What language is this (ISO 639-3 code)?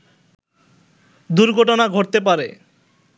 ben